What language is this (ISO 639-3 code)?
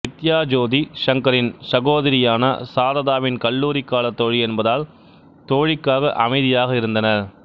tam